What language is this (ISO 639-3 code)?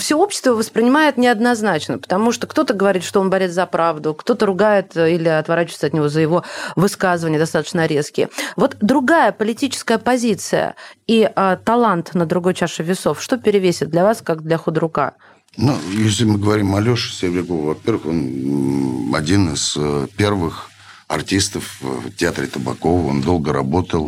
rus